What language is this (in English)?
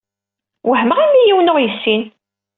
Kabyle